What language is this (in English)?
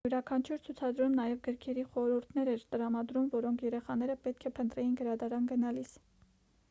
Armenian